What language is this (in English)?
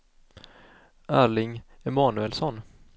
Swedish